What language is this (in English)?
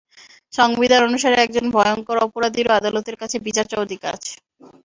Bangla